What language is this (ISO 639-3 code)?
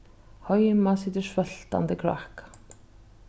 fao